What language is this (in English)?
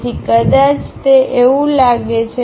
Gujarati